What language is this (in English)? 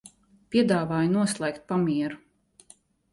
Latvian